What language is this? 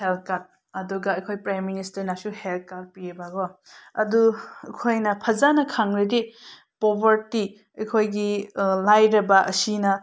Manipuri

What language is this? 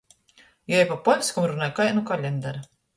Latgalian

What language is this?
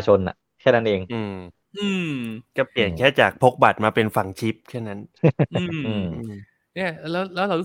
Thai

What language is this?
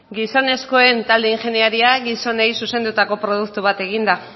Basque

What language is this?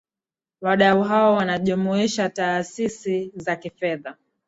Swahili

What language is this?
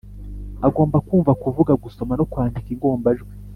Kinyarwanda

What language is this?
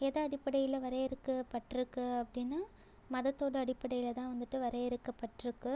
Tamil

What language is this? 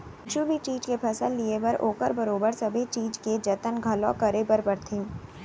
Chhattisgarhi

